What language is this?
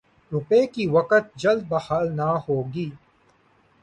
Urdu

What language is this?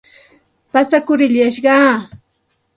Santa Ana de Tusi Pasco Quechua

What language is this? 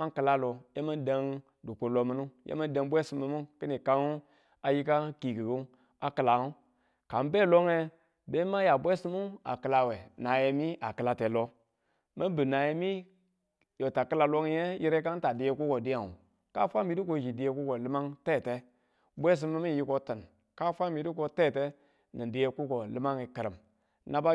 Tula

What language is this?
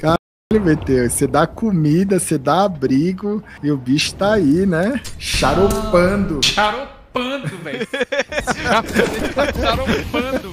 Portuguese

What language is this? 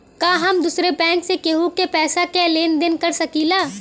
Bhojpuri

